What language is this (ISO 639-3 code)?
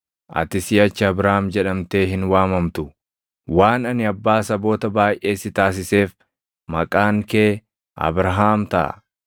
orm